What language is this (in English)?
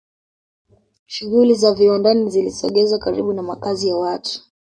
Swahili